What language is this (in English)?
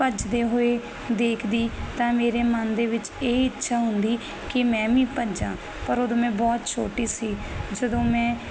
Punjabi